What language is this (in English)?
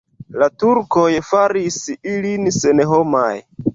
Esperanto